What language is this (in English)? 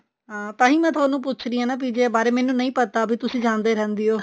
Punjabi